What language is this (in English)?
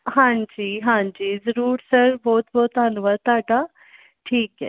Punjabi